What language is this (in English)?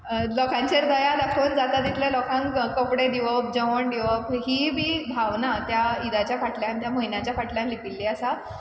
Konkani